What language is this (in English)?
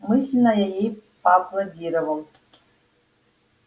Russian